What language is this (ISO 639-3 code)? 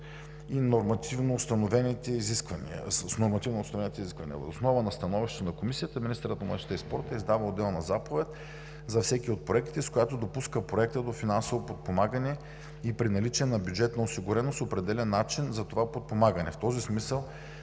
bul